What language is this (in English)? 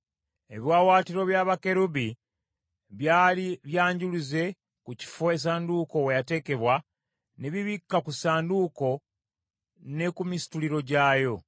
Ganda